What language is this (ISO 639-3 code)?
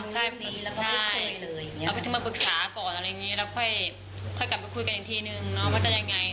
tha